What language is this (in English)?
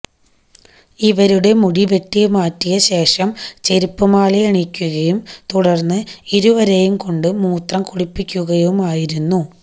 Malayalam